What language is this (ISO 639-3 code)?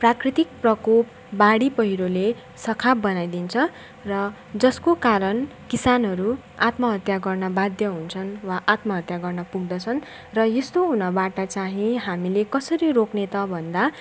nep